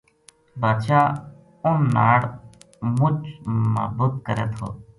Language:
Gujari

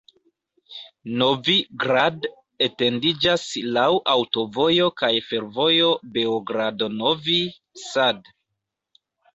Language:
Esperanto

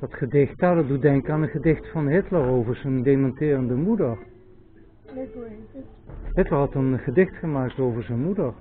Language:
Dutch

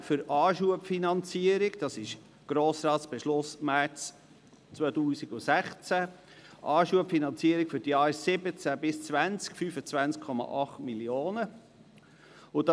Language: Swiss German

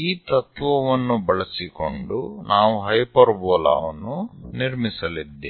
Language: Kannada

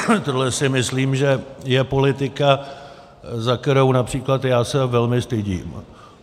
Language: Czech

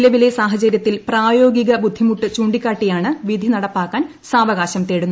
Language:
Malayalam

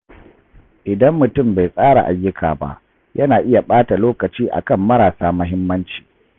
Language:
Hausa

